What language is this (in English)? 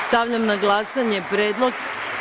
Serbian